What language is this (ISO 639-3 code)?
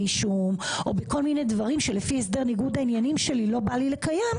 heb